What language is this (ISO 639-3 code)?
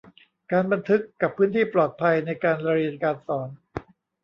tha